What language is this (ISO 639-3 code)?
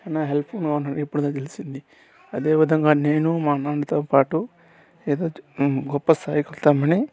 tel